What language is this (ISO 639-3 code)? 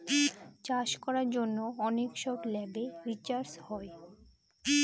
ben